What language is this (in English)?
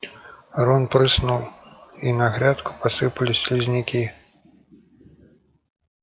Russian